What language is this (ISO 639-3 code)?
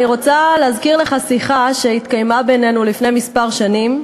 heb